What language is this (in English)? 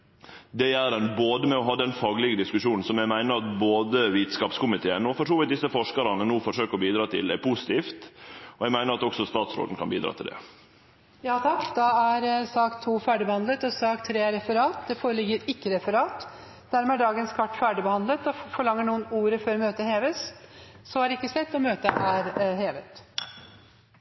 Norwegian